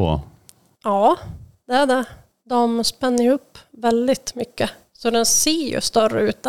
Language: Swedish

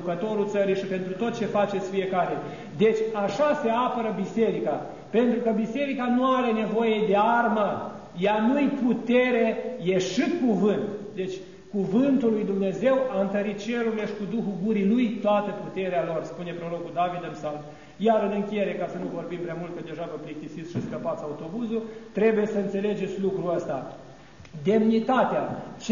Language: Romanian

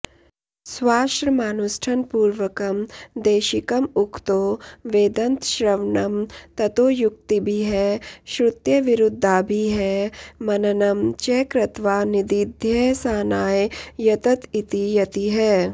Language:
Sanskrit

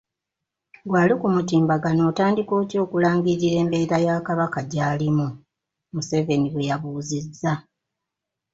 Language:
Ganda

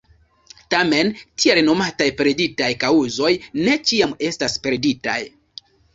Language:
Esperanto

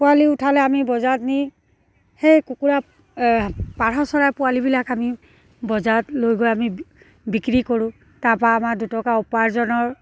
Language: Assamese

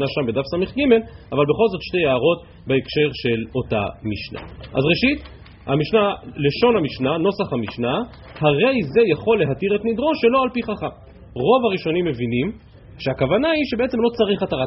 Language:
Hebrew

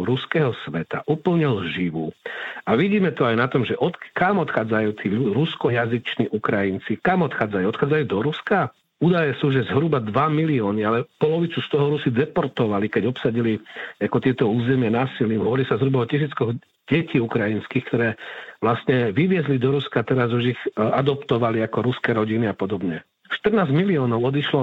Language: Slovak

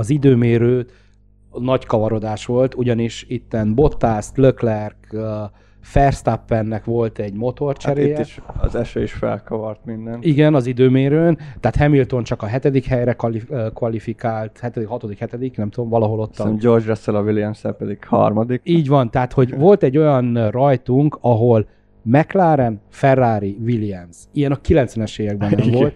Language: Hungarian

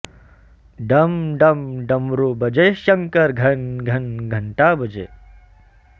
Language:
Sanskrit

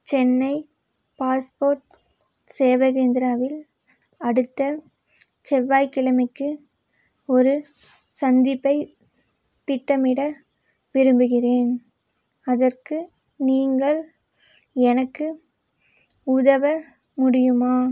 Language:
Tamil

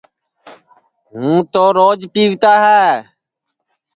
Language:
Sansi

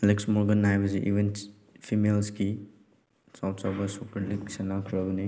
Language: Manipuri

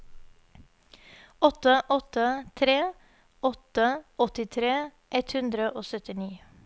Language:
Norwegian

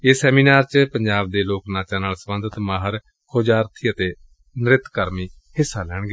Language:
Punjabi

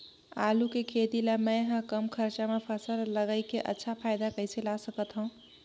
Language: Chhattisgarhi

